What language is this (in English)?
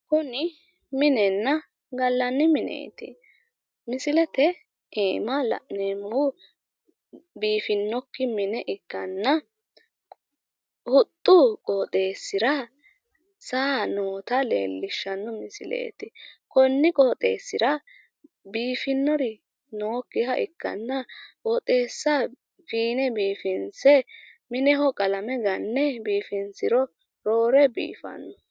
Sidamo